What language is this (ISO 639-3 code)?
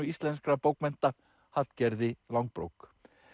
isl